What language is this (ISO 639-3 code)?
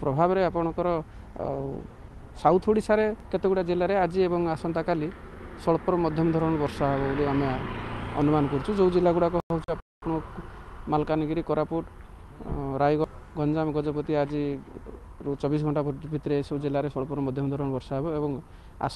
hin